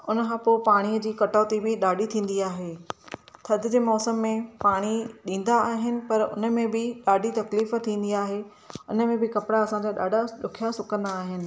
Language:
Sindhi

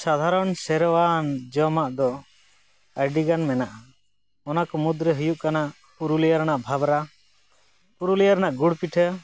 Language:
Santali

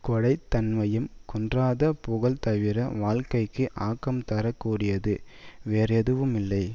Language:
Tamil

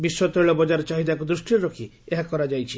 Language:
Odia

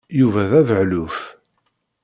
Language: Kabyle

